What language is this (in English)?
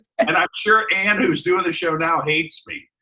English